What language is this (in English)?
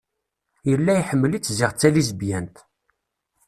Kabyle